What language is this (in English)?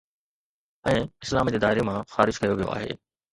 Sindhi